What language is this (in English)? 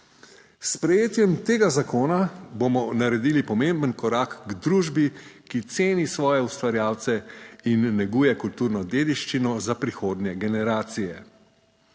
Slovenian